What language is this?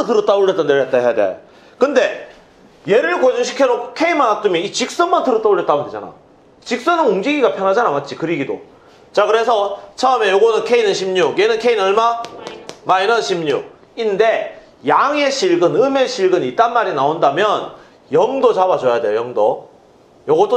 Korean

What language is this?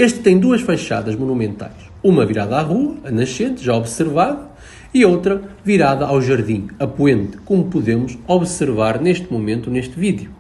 Portuguese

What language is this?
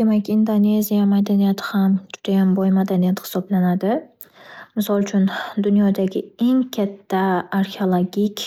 Uzbek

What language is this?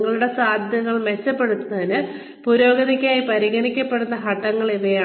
Malayalam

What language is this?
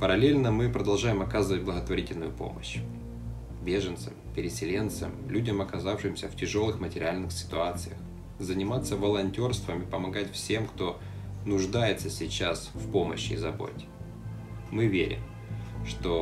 Russian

